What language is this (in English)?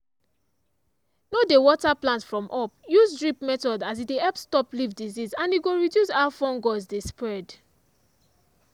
Nigerian Pidgin